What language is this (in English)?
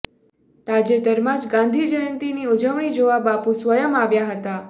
Gujarati